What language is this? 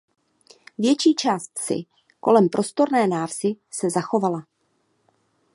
Czech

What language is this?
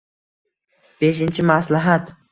Uzbek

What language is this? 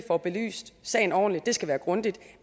Danish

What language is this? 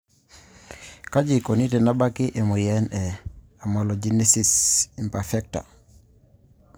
Masai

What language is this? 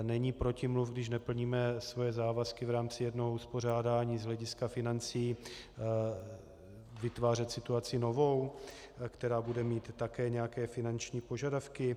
Czech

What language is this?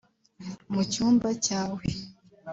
Kinyarwanda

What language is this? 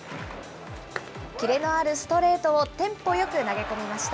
Japanese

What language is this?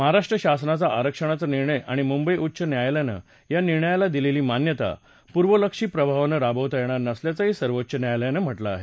Marathi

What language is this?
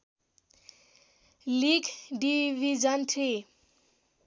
Nepali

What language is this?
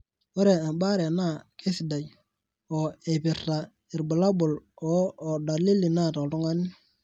Masai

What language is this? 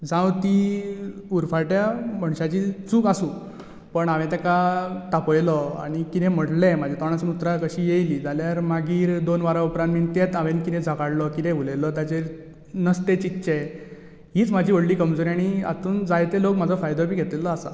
Konkani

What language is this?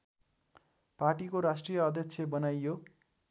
Nepali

